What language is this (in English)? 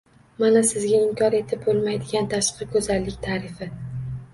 Uzbek